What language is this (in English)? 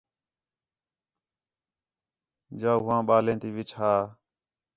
Khetrani